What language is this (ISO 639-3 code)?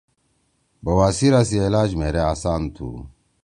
trw